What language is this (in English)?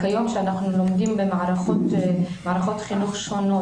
Hebrew